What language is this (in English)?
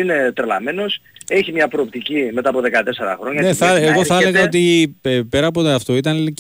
Greek